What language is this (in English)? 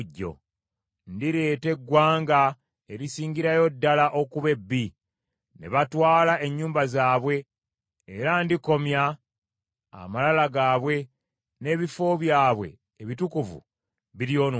Ganda